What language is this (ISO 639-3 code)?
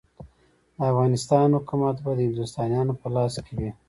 pus